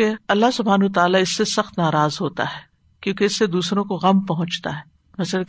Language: Urdu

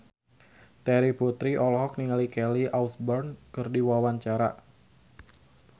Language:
Sundanese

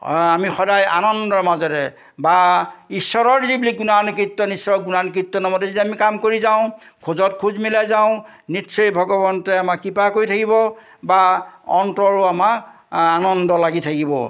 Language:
Assamese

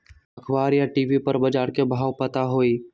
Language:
Magahi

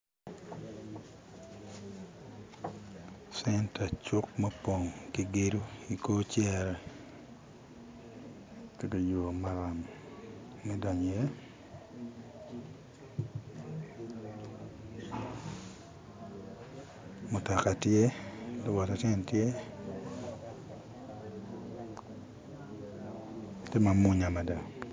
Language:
Acoli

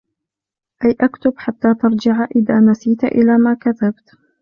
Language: Arabic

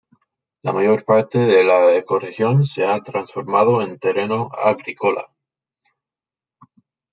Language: Spanish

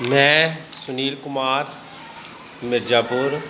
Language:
Punjabi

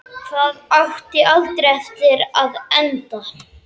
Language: Icelandic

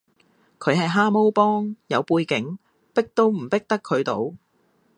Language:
Cantonese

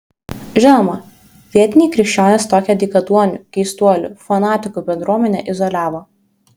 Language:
Lithuanian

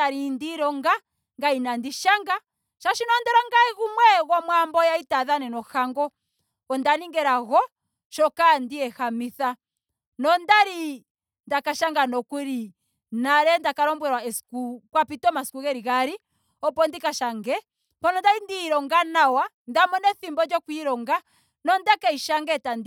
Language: Ndonga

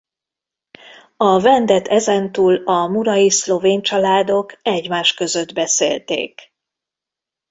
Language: Hungarian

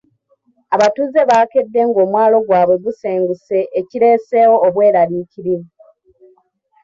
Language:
Ganda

